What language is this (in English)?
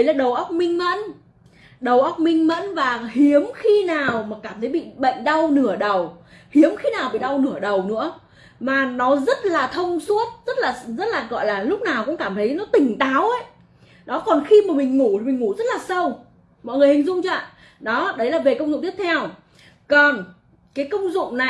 Vietnamese